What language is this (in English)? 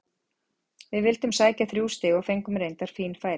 Icelandic